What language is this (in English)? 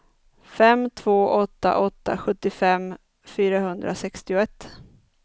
Swedish